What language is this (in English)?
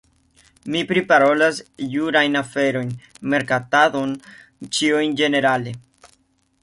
Esperanto